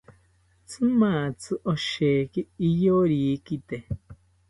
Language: South Ucayali Ashéninka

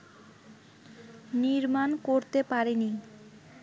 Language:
Bangla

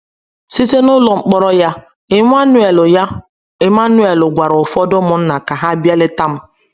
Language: Igbo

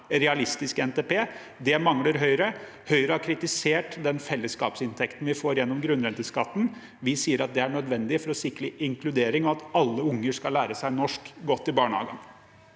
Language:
Norwegian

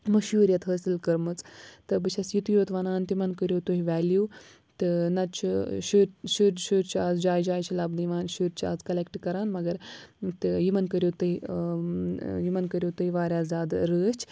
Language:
Kashmiri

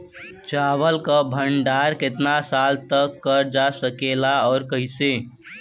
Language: Bhojpuri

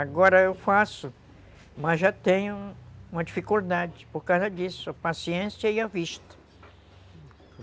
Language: Portuguese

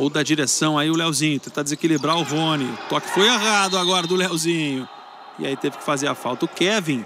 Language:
Portuguese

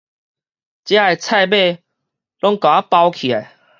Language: Min Nan Chinese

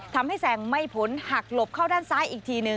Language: Thai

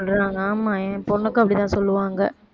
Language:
Tamil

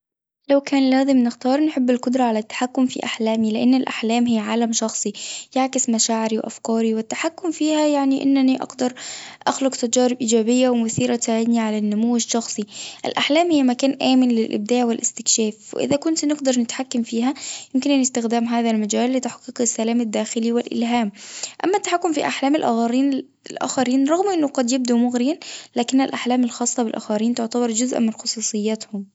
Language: Tunisian Arabic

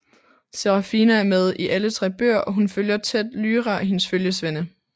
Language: Danish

